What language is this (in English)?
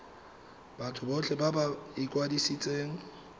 Tswana